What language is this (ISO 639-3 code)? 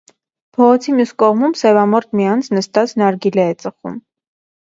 hye